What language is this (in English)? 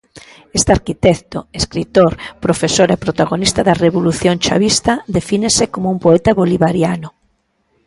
Galician